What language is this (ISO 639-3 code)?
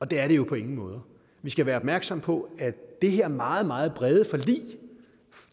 dan